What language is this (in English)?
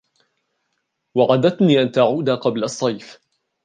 Arabic